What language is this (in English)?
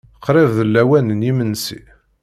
Kabyle